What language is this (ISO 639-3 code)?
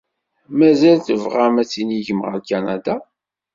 kab